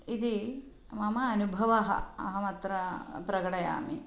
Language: Sanskrit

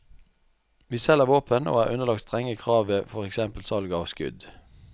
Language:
Norwegian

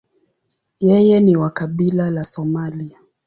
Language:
Swahili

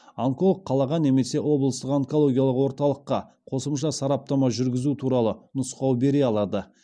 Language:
Kazakh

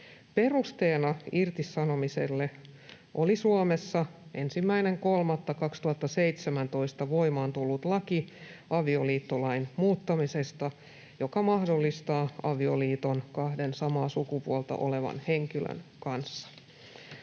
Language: Finnish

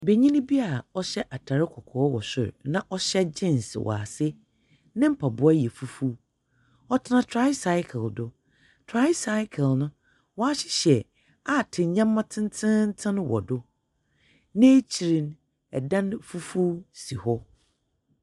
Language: Akan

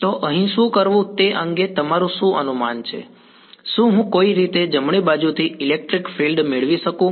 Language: Gujarati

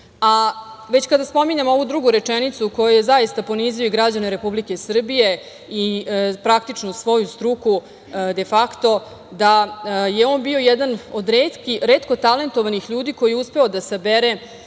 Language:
Serbian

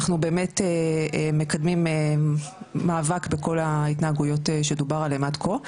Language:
Hebrew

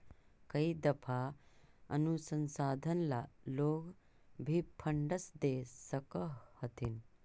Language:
Magahi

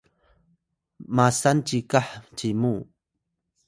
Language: Atayal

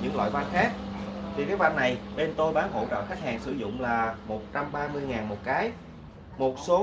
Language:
Vietnamese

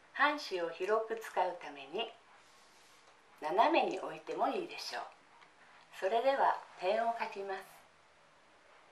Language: Japanese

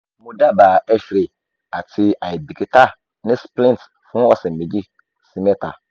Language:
Yoruba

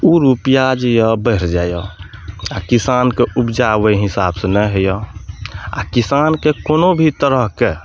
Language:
Maithili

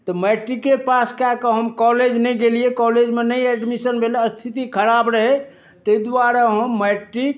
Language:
Maithili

